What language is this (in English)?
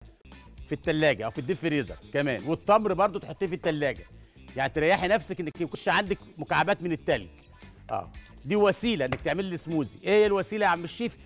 Arabic